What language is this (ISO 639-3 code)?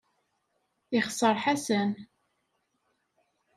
kab